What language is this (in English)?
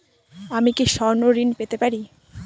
Bangla